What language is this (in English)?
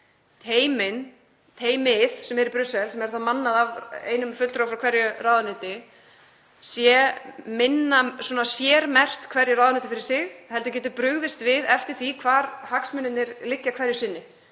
Icelandic